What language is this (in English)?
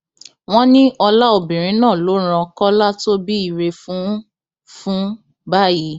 Yoruba